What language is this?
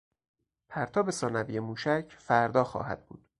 Persian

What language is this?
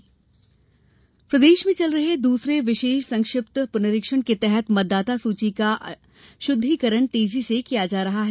Hindi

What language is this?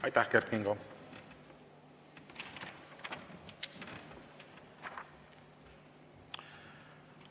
Estonian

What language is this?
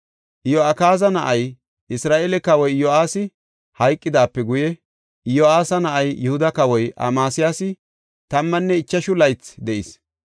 Gofa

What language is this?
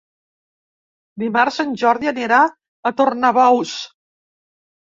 Catalan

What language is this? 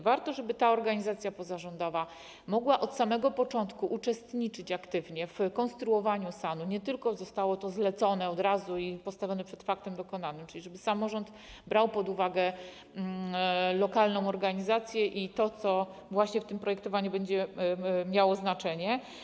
Polish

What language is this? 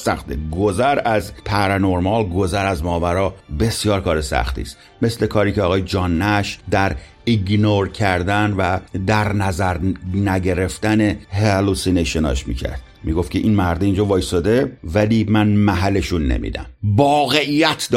Persian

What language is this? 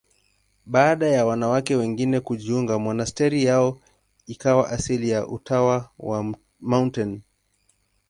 Swahili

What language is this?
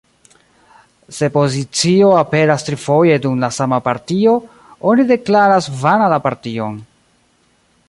Esperanto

